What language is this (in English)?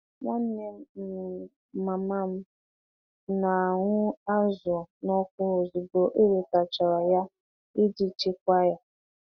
Igbo